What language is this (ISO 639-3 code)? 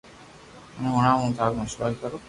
lrk